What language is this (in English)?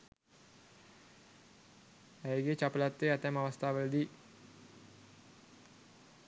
Sinhala